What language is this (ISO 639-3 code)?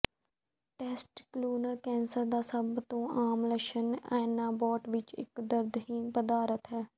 pan